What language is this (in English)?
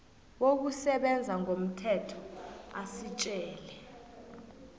South Ndebele